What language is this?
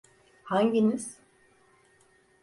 Turkish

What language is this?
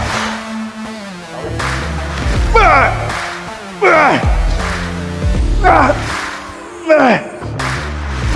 Vietnamese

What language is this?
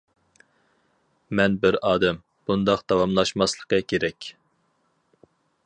Uyghur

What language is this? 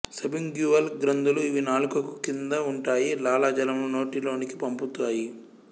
Telugu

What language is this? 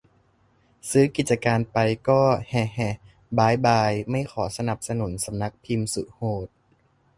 Thai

